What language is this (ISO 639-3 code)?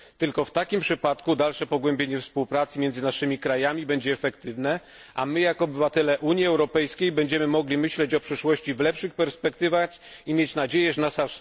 pol